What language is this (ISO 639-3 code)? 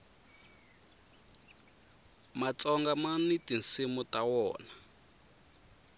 tso